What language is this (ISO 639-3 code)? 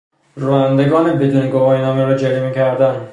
fas